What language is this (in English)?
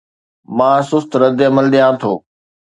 Sindhi